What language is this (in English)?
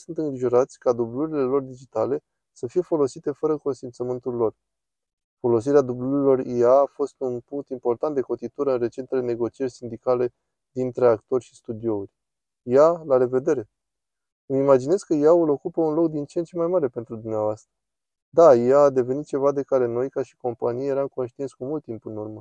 Romanian